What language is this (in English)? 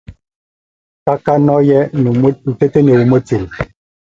Tunen